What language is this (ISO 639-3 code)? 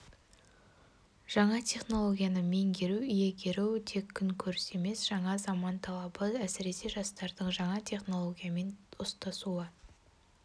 kaz